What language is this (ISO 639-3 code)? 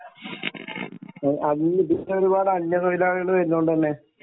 mal